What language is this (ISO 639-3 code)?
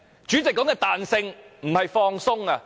yue